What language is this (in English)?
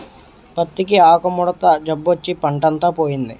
Telugu